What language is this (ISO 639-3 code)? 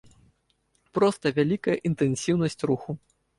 bel